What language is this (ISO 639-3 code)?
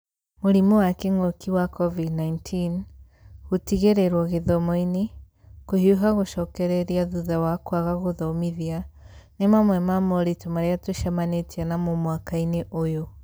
kik